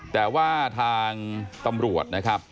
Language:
Thai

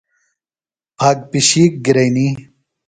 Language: Phalura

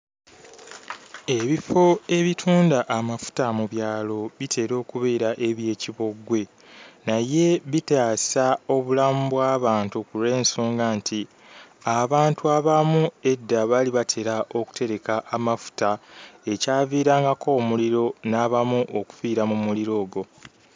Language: Ganda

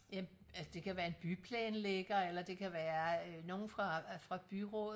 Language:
Danish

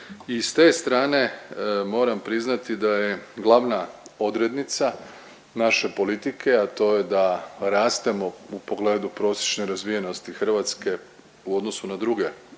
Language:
Croatian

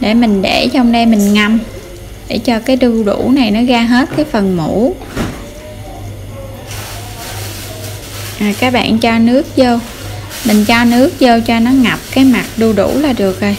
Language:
Vietnamese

